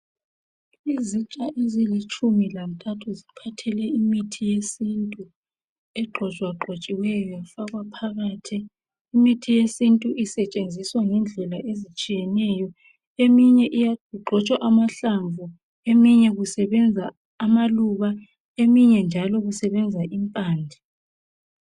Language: North Ndebele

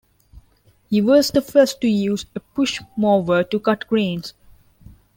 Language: English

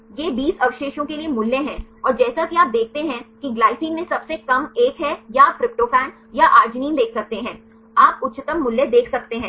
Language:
Hindi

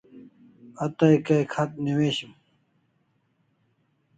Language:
Kalasha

